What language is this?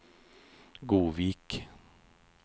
Norwegian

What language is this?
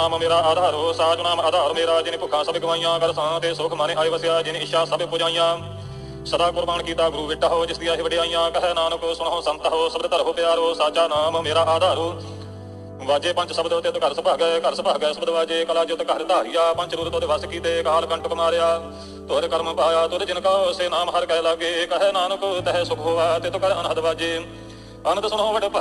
Punjabi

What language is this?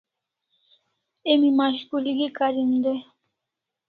Kalasha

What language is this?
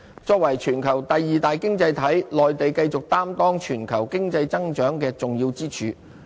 Cantonese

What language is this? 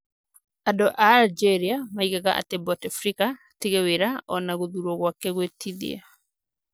Kikuyu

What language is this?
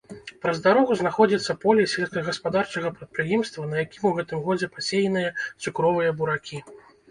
Belarusian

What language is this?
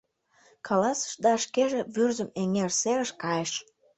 Mari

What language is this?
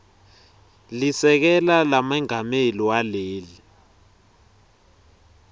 Swati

